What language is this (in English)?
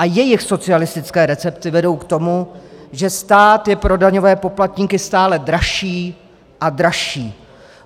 Czech